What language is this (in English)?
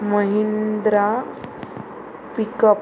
Konkani